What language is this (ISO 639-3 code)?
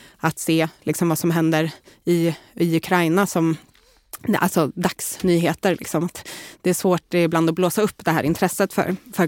swe